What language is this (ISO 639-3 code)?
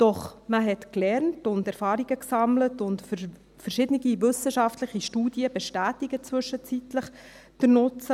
gsw